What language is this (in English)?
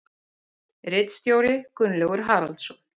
Icelandic